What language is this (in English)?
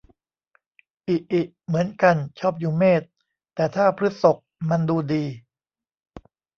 Thai